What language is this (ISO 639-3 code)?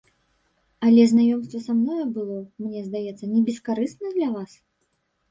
bel